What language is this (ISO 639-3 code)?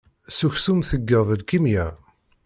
kab